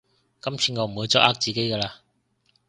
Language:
Cantonese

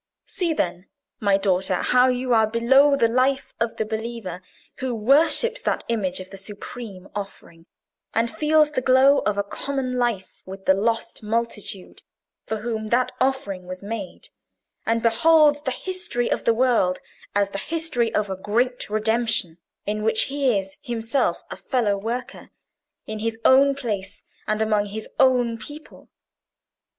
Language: English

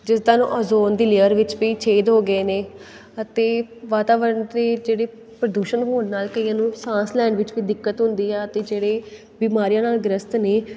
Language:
Punjabi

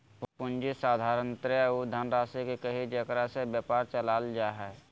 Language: Magahi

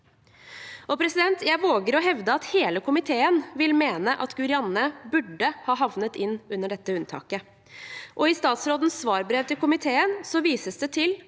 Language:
Norwegian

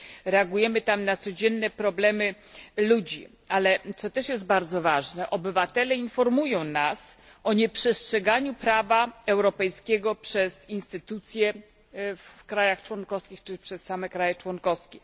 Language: Polish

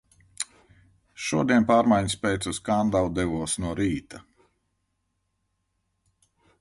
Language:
Latvian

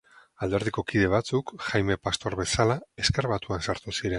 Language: Basque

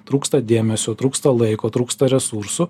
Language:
Lithuanian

